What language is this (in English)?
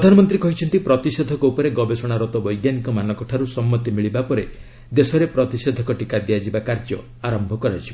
Odia